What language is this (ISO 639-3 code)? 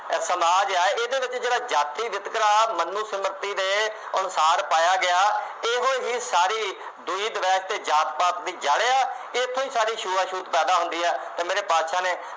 pan